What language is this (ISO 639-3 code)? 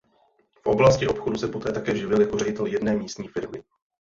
ces